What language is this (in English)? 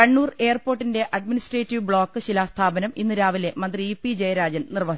Malayalam